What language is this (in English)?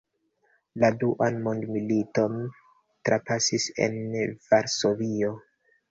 Esperanto